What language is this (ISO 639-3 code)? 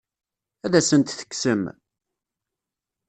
kab